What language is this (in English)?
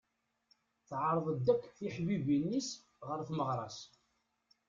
Kabyle